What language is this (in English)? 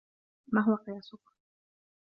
Arabic